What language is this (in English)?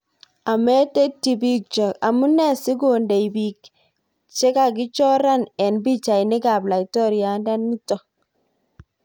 Kalenjin